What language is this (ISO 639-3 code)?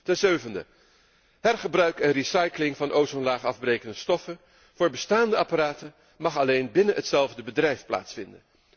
nld